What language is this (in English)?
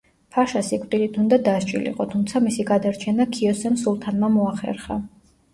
Georgian